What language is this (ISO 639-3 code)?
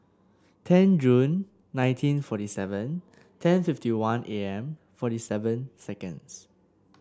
eng